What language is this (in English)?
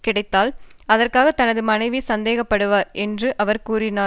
Tamil